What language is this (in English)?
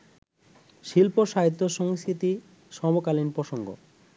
Bangla